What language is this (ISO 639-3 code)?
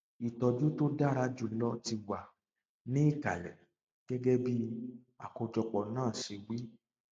yor